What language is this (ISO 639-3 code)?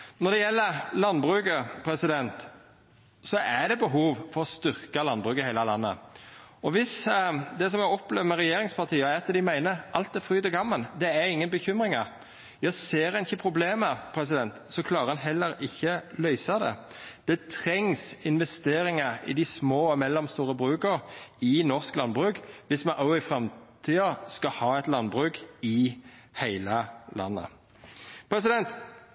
nno